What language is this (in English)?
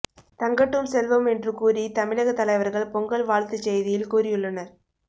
Tamil